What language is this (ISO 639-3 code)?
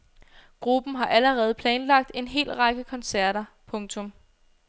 dan